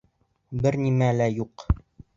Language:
Bashkir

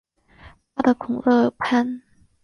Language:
Chinese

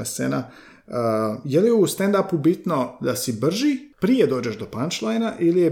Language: Croatian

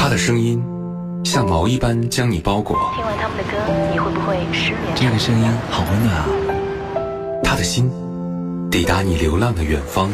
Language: Chinese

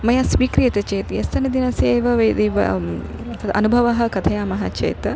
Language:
Sanskrit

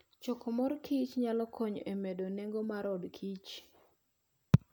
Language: Luo (Kenya and Tanzania)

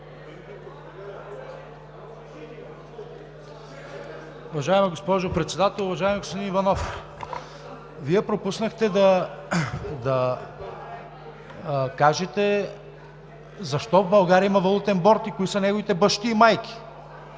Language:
Bulgarian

